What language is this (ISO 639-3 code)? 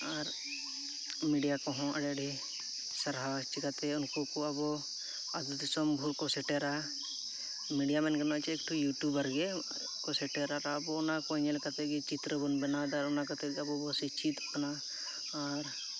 sat